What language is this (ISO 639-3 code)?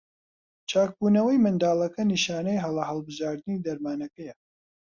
ckb